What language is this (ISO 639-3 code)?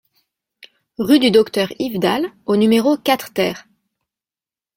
fra